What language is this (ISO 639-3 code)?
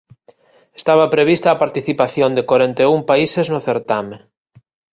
glg